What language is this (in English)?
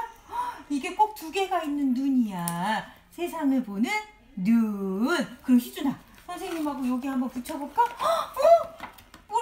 Korean